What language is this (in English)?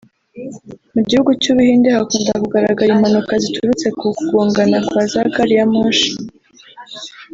Kinyarwanda